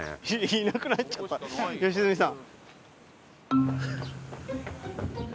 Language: Japanese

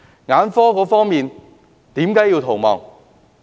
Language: Cantonese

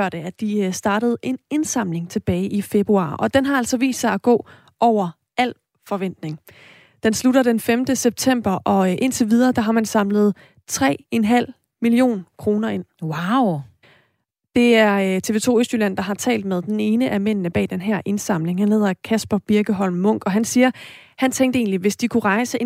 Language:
Danish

